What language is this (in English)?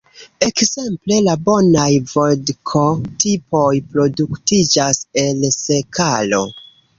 Esperanto